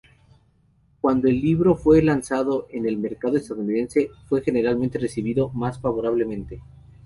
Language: Spanish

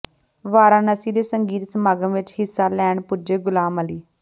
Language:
Punjabi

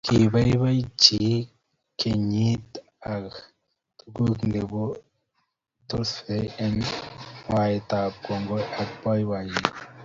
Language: Kalenjin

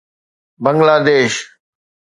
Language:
Sindhi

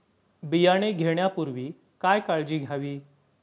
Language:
Marathi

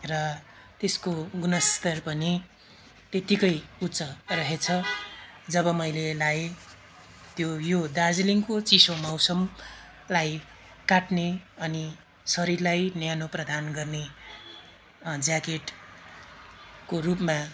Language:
Nepali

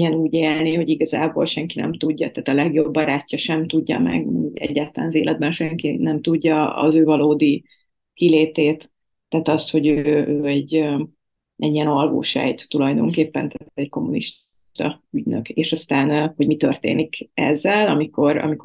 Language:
Hungarian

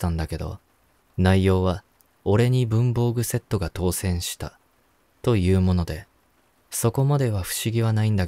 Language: Japanese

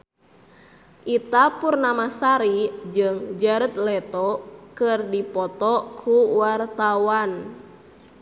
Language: Sundanese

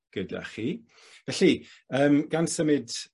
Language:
Welsh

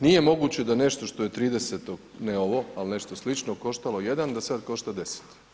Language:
Croatian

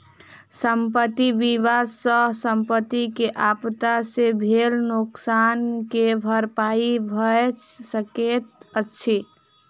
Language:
Maithili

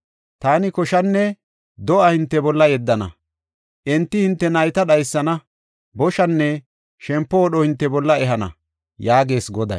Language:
Gofa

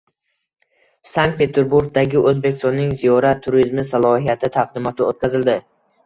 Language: Uzbek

